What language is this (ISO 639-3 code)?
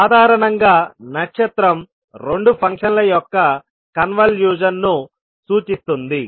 tel